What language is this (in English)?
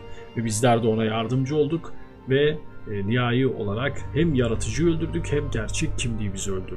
Turkish